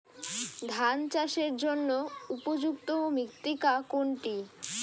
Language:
Bangla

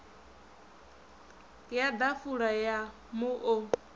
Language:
Venda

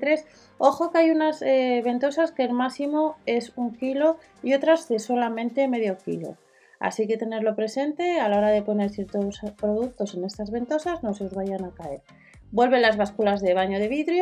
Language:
Spanish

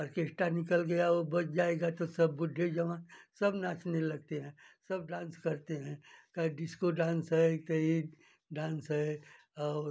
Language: Hindi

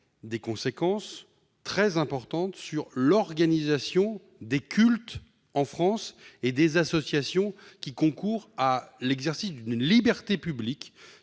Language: French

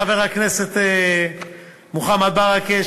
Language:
Hebrew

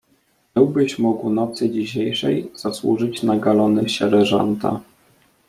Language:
Polish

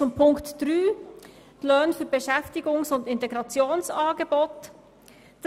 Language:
Swiss German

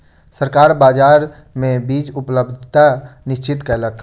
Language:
Maithili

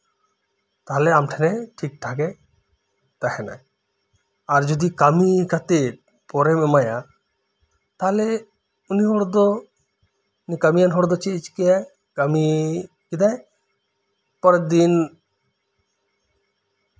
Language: Santali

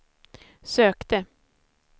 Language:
Swedish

